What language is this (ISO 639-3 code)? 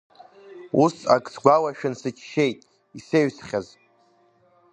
abk